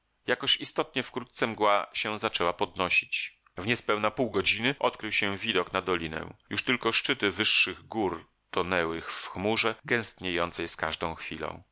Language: Polish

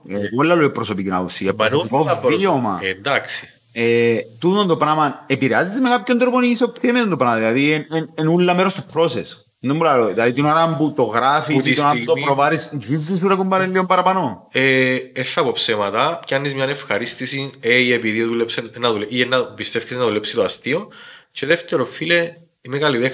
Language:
Greek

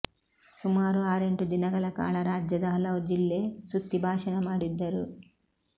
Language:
Kannada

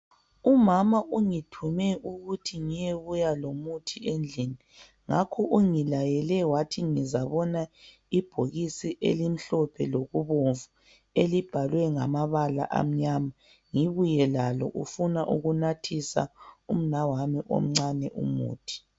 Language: North Ndebele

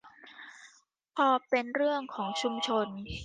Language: Thai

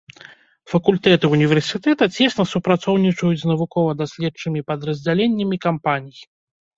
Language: Belarusian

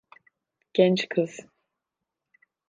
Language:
Turkish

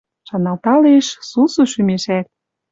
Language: Western Mari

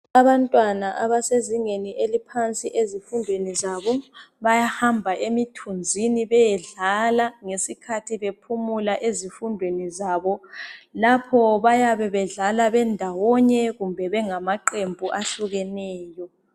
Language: North Ndebele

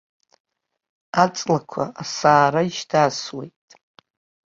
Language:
Abkhazian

